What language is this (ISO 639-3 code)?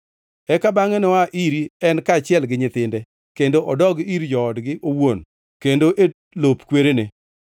luo